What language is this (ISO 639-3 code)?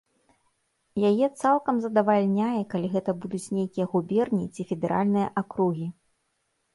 bel